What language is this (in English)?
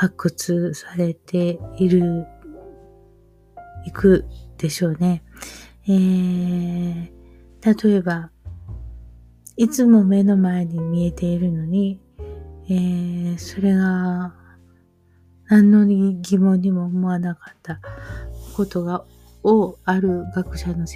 Japanese